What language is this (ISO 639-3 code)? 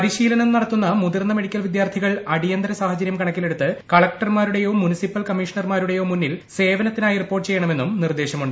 mal